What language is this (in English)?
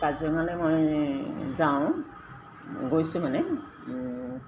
Assamese